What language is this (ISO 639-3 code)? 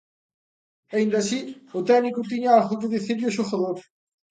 glg